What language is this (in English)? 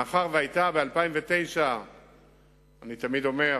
Hebrew